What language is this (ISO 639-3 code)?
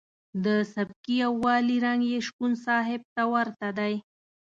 pus